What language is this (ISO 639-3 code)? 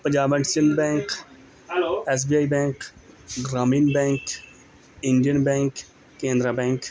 pan